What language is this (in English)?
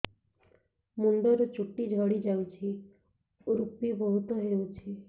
Odia